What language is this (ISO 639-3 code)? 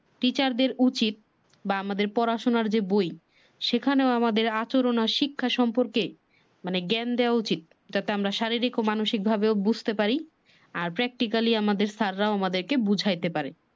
ben